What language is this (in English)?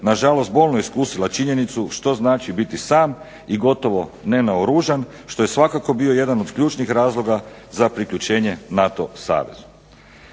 Croatian